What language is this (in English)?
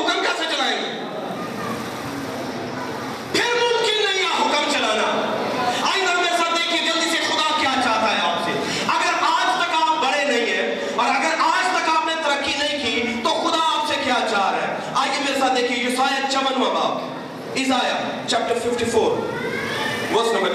Urdu